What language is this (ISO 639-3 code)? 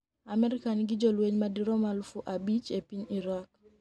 luo